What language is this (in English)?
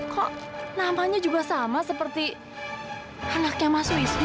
Indonesian